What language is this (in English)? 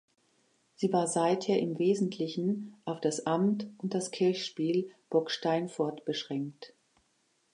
German